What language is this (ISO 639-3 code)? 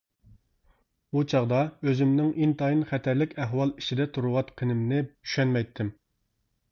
uig